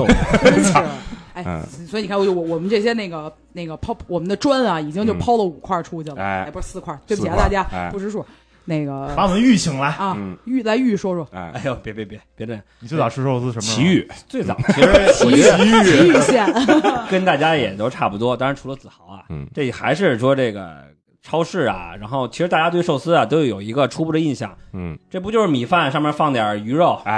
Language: Chinese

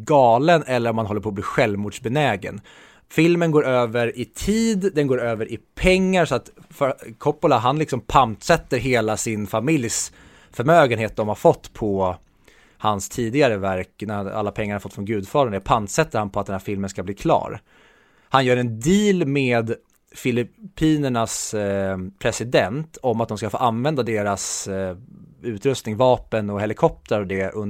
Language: Swedish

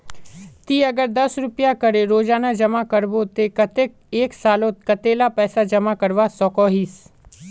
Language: Magahi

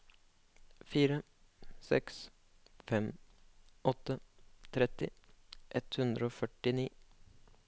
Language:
Norwegian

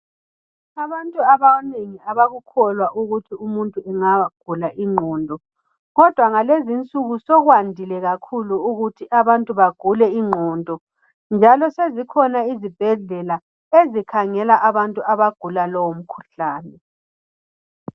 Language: North Ndebele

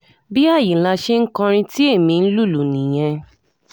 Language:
Yoruba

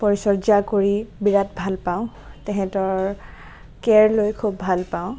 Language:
Assamese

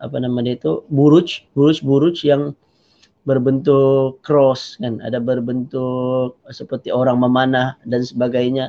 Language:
Malay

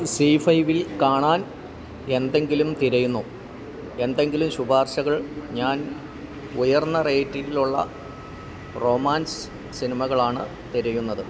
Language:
Malayalam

